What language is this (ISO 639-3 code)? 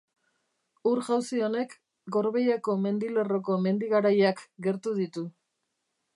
eus